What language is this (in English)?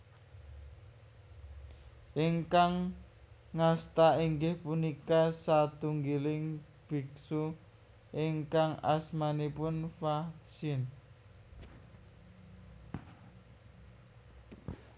Javanese